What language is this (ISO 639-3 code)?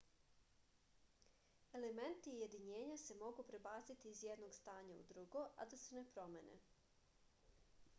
srp